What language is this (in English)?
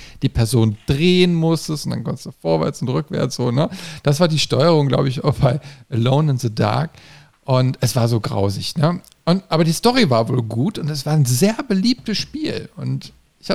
German